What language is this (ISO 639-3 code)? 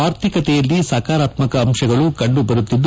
kan